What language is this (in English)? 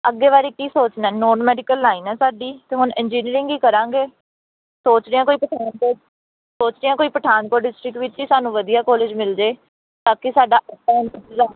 Punjabi